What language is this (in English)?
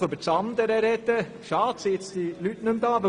Swiss German